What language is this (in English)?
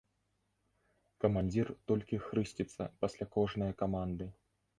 Belarusian